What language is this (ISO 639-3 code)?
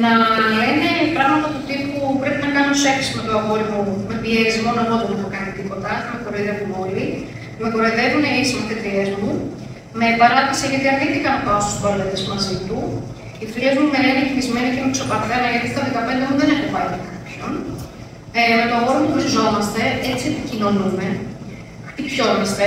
ell